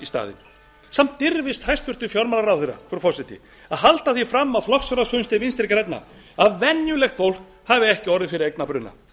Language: Icelandic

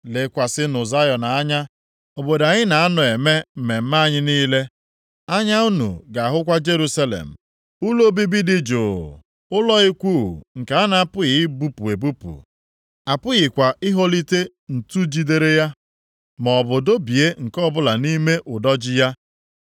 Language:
Igbo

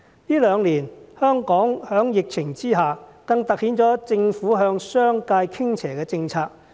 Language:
Cantonese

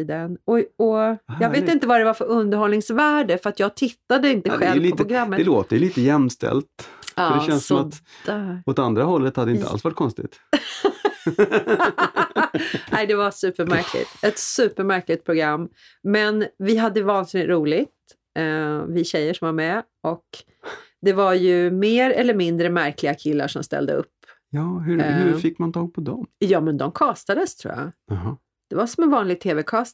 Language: Swedish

